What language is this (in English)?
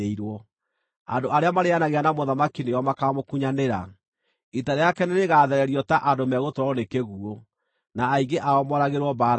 Kikuyu